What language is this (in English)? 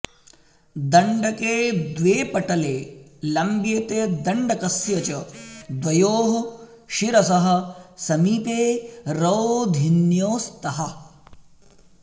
Sanskrit